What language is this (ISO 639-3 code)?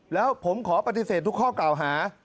tha